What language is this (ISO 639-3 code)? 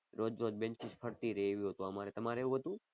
guj